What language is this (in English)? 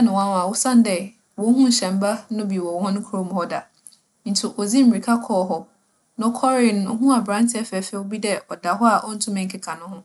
Akan